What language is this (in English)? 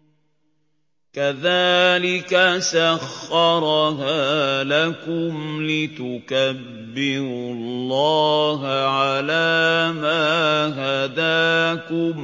Arabic